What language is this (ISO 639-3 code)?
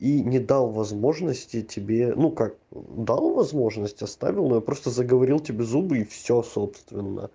rus